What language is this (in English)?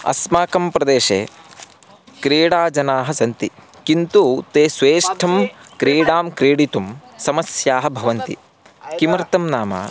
Sanskrit